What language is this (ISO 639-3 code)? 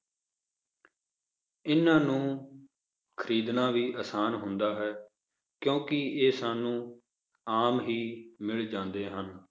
pan